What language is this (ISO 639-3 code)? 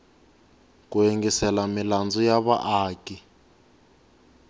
tso